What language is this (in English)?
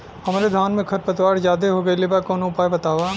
Bhojpuri